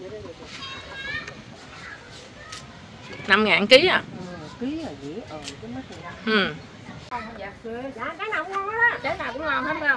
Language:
Vietnamese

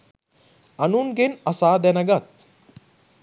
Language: Sinhala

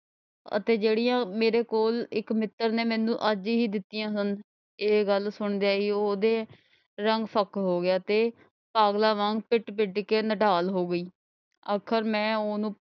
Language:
Punjabi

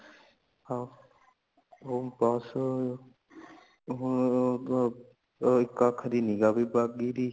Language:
Punjabi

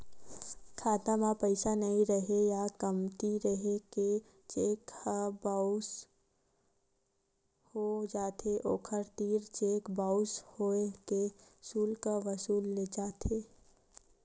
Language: Chhattisgarhi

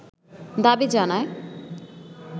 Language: Bangla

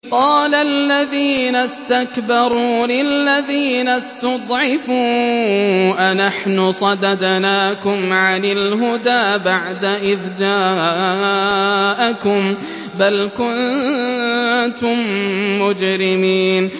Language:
Arabic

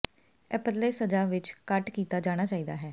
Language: Punjabi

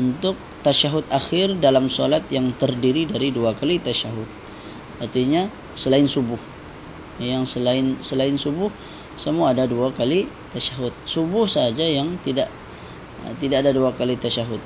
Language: Malay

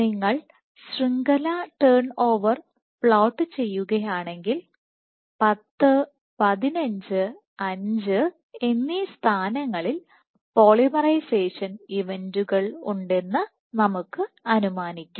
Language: Malayalam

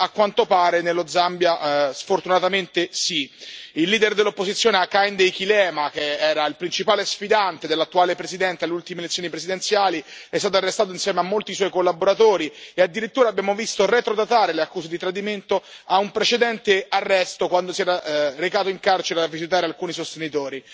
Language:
Italian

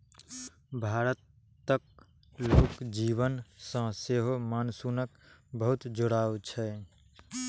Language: Maithili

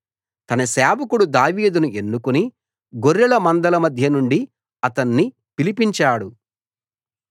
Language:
Telugu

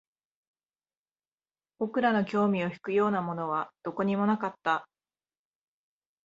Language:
Japanese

